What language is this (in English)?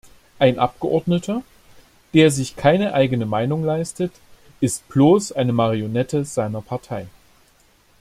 German